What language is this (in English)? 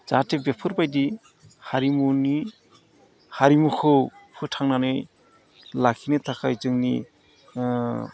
Bodo